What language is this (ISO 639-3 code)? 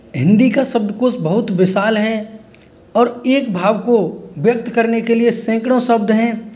hin